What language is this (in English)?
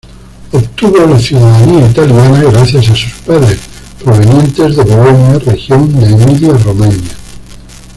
Spanish